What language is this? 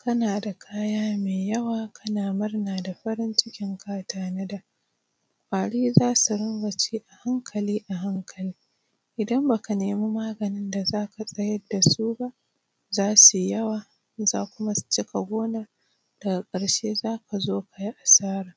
Hausa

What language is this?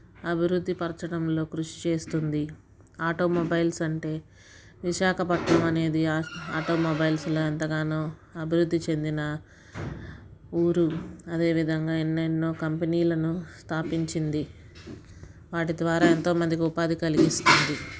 Telugu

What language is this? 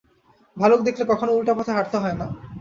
Bangla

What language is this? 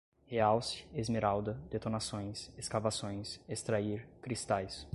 Portuguese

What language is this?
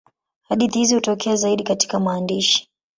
Swahili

